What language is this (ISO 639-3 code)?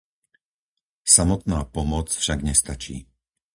slk